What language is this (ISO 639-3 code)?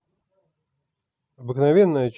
rus